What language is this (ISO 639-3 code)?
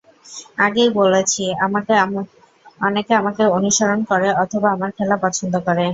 ben